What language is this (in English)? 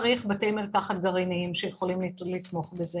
Hebrew